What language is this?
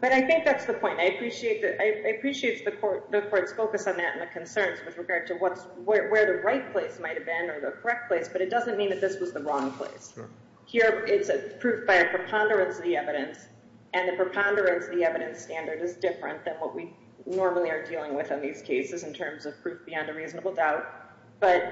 English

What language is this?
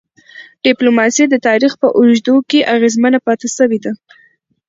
Pashto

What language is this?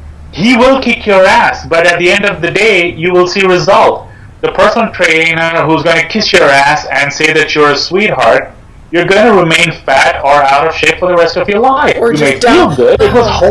English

